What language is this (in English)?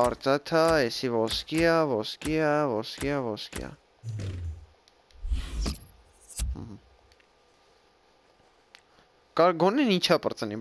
Russian